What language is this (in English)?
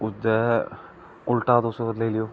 Dogri